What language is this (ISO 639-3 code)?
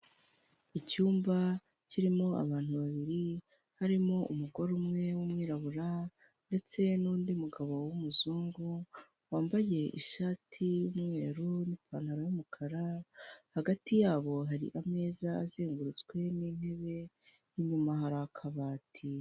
kin